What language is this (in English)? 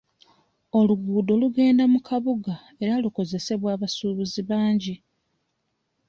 Ganda